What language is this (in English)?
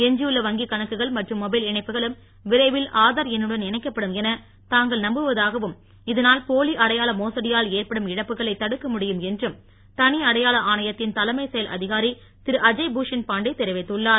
Tamil